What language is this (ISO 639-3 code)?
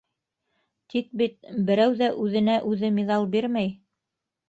bak